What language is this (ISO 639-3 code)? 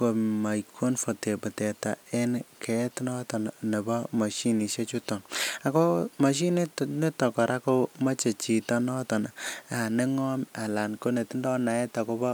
kln